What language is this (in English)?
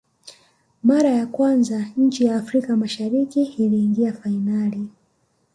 Swahili